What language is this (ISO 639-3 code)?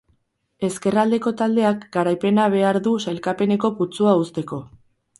eus